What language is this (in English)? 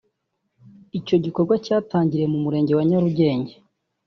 Kinyarwanda